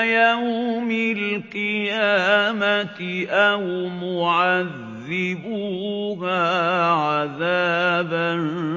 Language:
Arabic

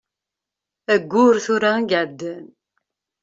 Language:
Kabyle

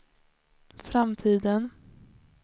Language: Swedish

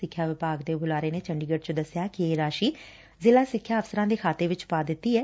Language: Punjabi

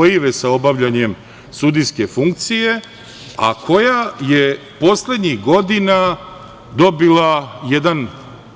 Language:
Serbian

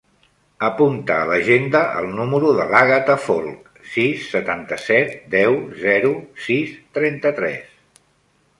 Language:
Catalan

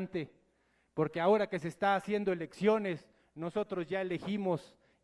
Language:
Spanish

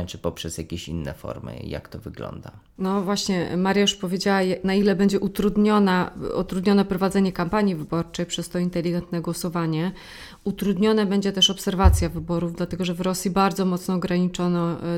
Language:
Polish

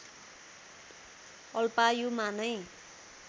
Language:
Nepali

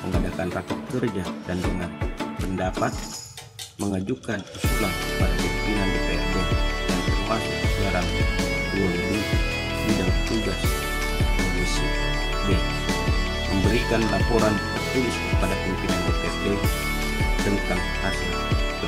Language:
Indonesian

